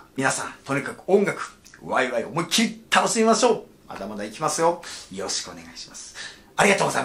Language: Japanese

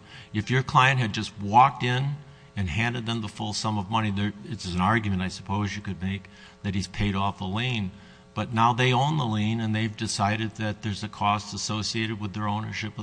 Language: English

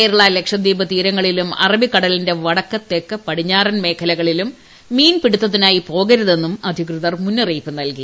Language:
Malayalam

